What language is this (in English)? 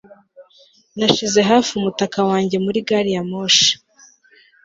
Kinyarwanda